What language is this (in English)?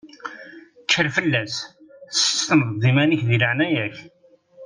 Kabyle